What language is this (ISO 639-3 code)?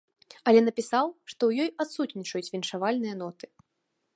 bel